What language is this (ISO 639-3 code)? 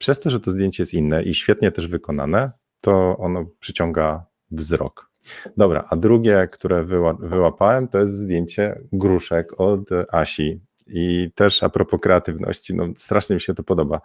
pol